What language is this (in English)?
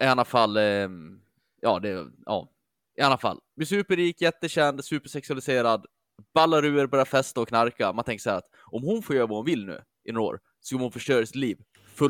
Swedish